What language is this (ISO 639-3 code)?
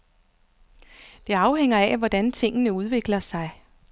dan